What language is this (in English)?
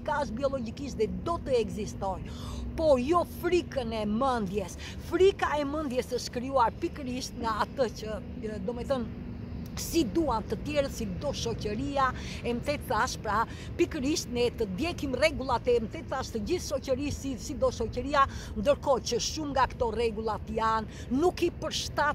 Romanian